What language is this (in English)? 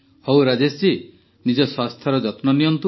Odia